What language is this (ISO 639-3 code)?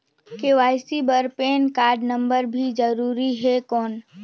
hne